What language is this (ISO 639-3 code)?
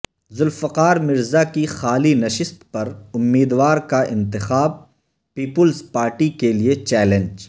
urd